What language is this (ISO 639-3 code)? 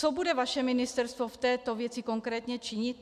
ces